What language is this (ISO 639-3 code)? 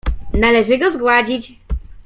pol